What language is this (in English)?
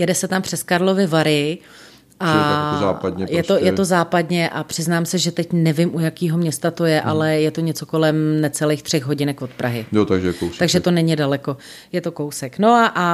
Czech